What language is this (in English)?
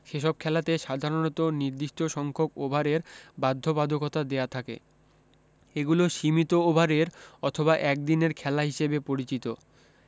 Bangla